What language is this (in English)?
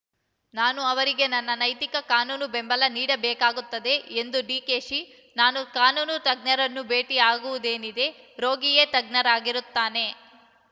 Kannada